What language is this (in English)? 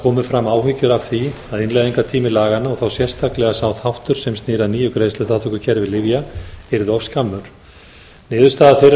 Icelandic